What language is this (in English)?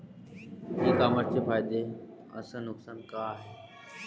Marathi